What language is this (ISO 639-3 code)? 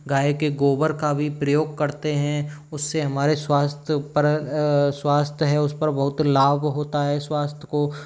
hin